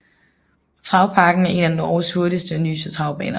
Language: Danish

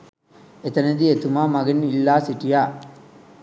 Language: Sinhala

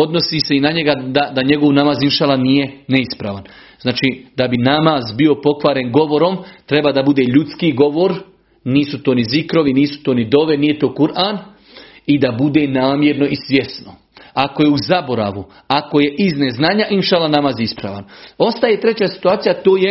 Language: Croatian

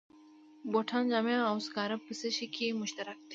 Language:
Pashto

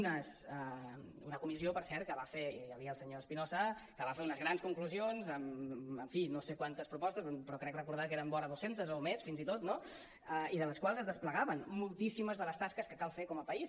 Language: Catalan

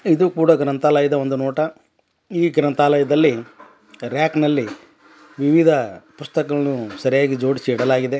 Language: Kannada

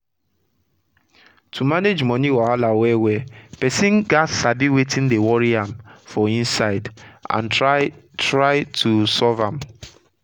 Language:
Nigerian Pidgin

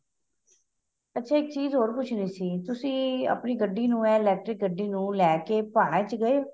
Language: Punjabi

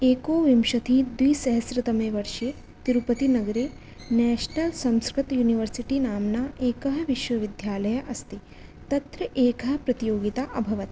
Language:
Sanskrit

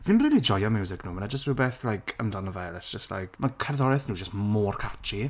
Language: Welsh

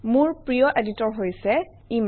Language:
Assamese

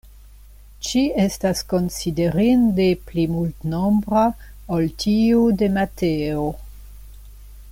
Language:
Esperanto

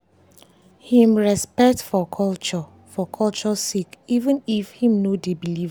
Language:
Nigerian Pidgin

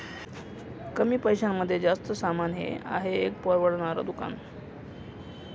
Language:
Marathi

